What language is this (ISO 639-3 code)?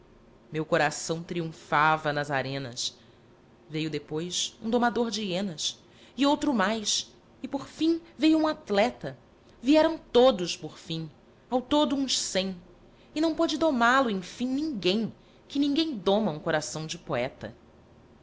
por